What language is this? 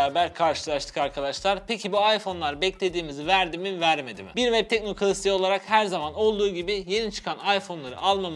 Turkish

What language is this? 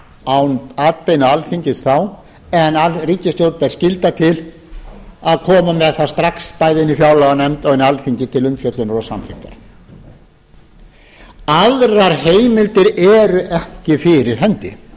Icelandic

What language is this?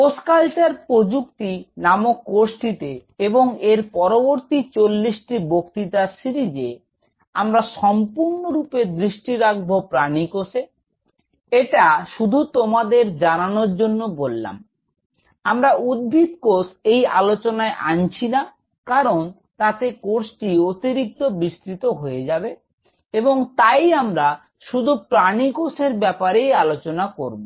Bangla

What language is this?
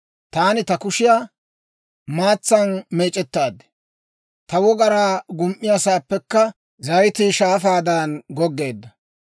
Dawro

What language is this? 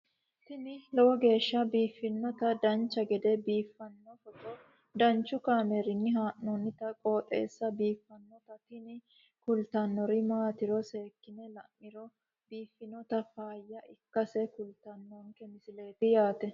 Sidamo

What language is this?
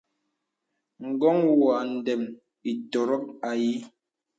Bebele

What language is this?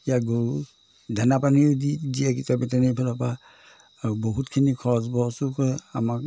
Assamese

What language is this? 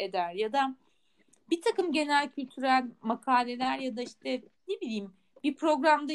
Turkish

